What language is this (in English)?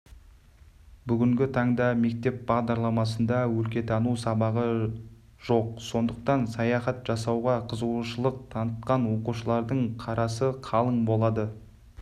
Kazakh